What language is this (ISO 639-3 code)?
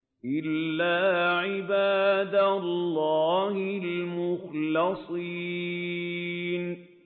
ara